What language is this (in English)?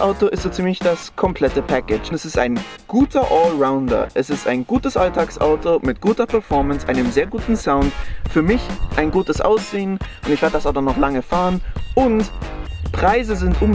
German